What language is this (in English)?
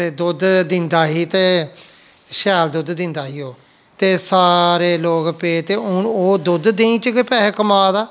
Dogri